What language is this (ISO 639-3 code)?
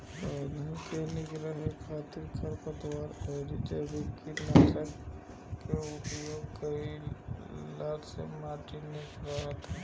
bho